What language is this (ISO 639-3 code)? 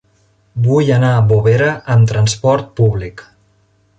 cat